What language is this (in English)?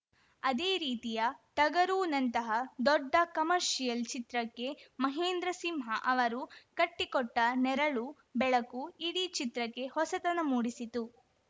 Kannada